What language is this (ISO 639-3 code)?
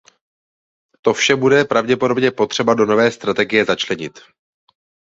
ces